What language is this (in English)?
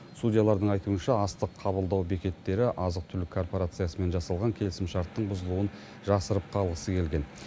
Kazakh